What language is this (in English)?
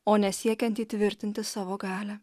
Lithuanian